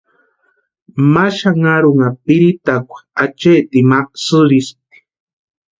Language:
Western Highland Purepecha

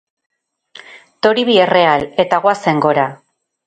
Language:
Basque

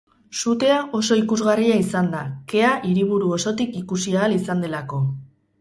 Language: Basque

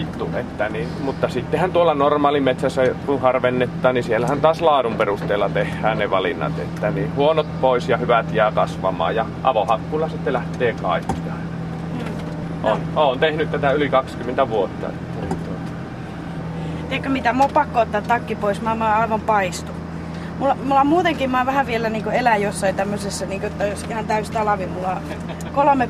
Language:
Finnish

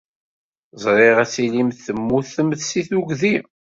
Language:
Kabyle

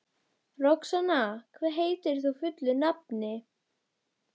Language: Icelandic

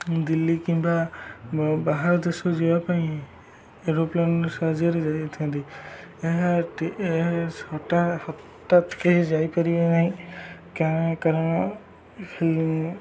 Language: Odia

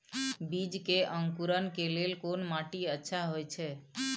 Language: Maithili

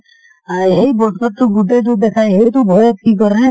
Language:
Assamese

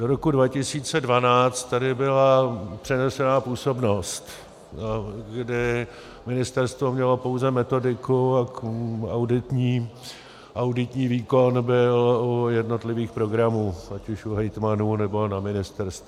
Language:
Czech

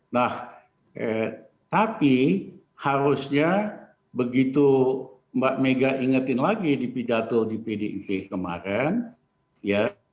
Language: Indonesian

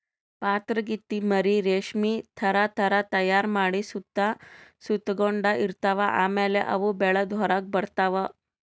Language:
Kannada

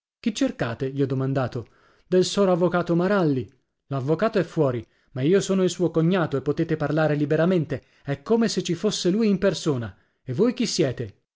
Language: Italian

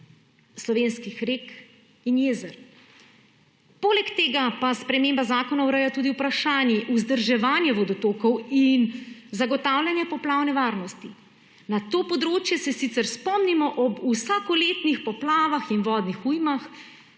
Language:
Slovenian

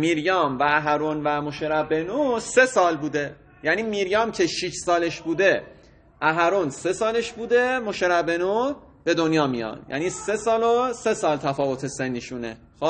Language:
Persian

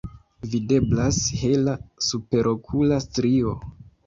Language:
Esperanto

